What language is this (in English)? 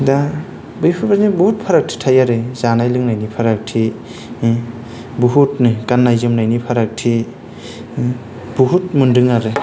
Bodo